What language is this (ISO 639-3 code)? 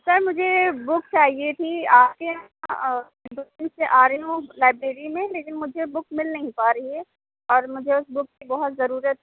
urd